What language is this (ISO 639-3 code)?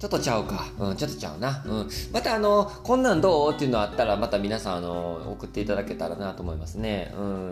jpn